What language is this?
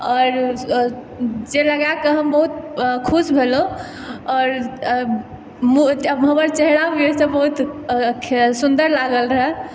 Maithili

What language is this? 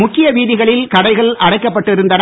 Tamil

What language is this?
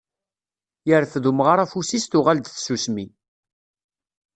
Kabyle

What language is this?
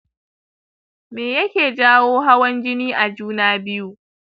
Hausa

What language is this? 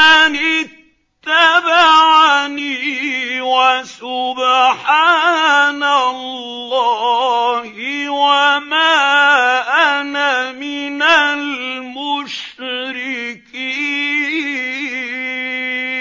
Arabic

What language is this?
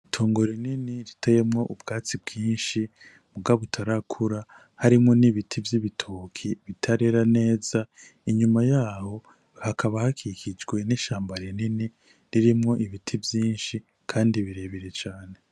Rundi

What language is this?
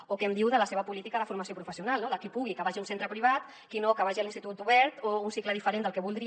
Catalan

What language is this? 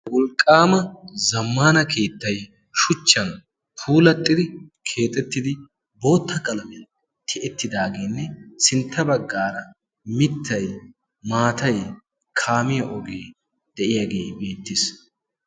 Wolaytta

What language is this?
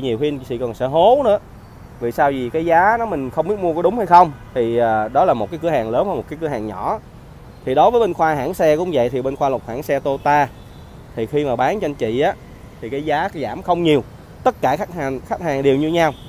Vietnamese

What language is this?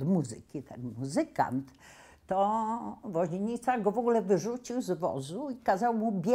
Polish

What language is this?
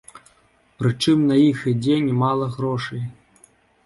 Belarusian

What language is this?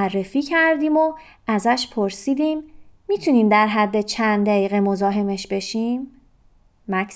Persian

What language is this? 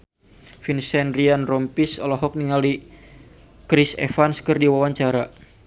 Sundanese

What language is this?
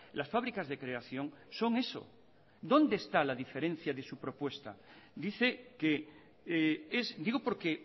Spanish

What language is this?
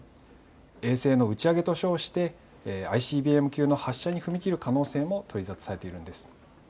Japanese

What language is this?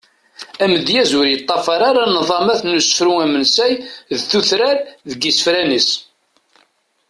Kabyle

